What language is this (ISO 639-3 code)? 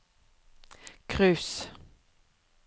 nor